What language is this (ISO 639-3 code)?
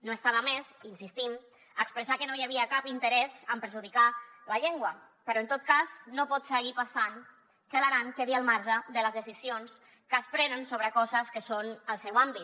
cat